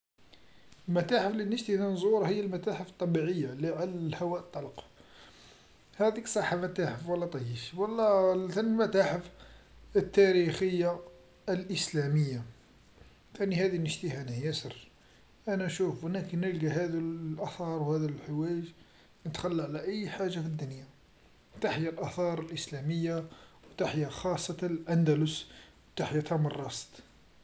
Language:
Algerian Arabic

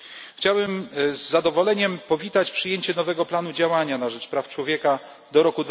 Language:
Polish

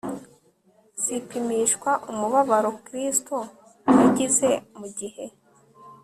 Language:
Kinyarwanda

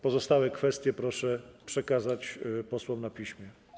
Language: Polish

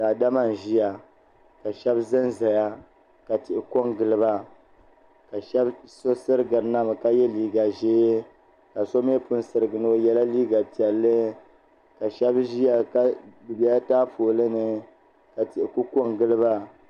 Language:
Dagbani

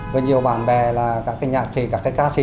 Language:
Vietnamese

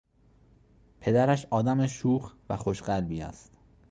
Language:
Persian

